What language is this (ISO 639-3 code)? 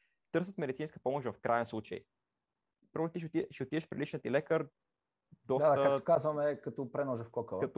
bul